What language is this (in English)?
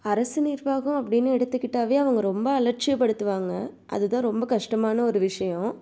Tamil